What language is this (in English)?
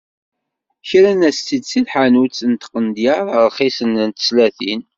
Kabyle